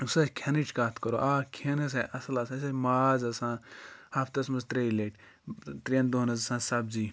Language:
Kashmiri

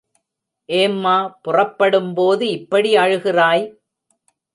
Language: Tamil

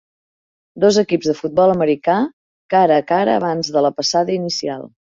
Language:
Catalan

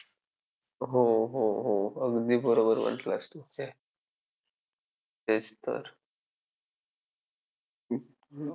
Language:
Marathi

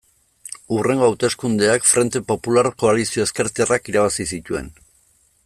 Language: Basque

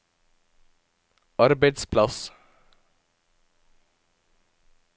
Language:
Norwegian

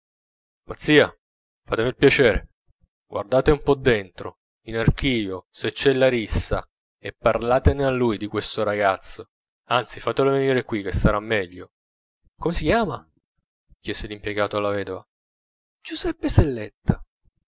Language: Italian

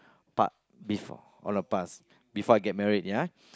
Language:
English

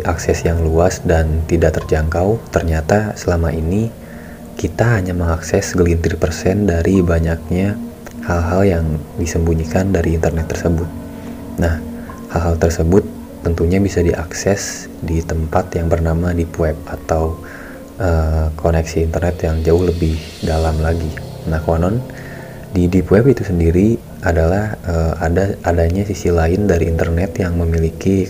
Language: Indonesian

